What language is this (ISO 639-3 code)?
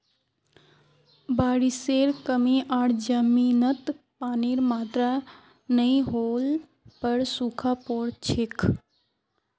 mag